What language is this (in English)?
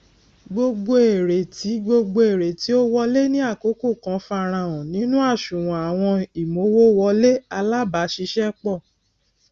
Yoruba